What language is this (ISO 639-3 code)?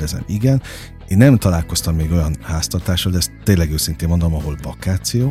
hun